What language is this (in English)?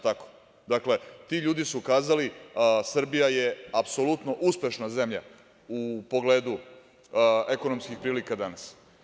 Serbian